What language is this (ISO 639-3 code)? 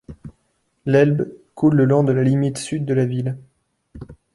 fra